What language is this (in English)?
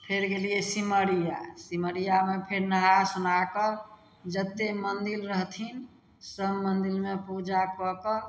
Maithili